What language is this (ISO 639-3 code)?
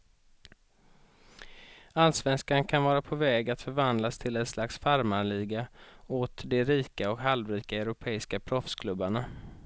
swe